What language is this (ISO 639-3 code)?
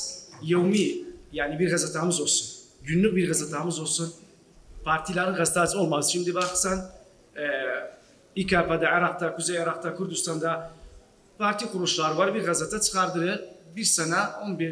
tur